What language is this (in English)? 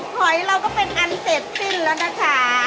Thai